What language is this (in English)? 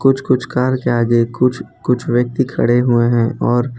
Hindi